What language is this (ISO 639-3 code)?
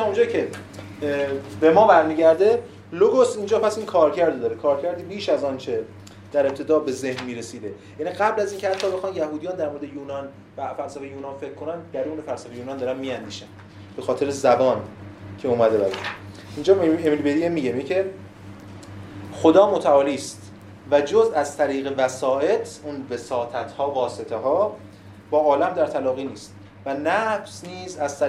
fas